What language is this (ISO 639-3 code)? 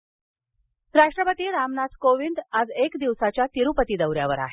mar